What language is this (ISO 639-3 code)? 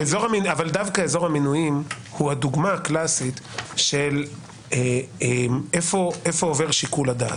heb